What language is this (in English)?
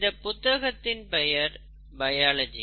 Tamil